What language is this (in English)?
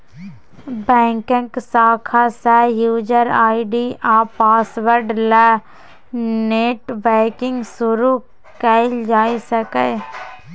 Maithili